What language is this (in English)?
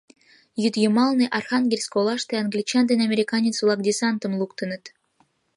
Mari